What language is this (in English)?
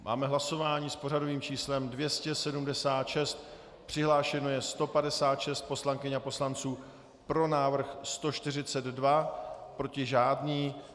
Czech